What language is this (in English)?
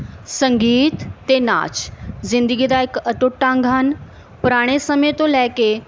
Punjabi